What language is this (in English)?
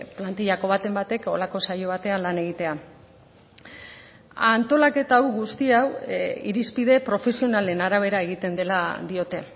Basque